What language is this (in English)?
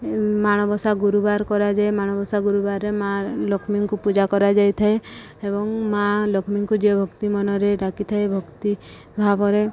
Odia